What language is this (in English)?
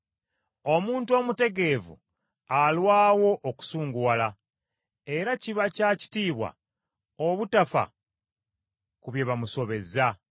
Ganda